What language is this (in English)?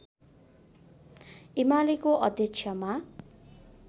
Nepali